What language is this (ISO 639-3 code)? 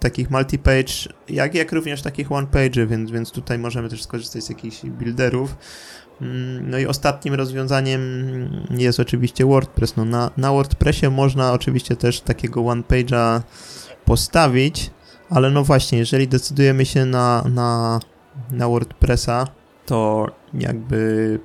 pol